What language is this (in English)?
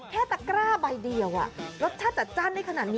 Thai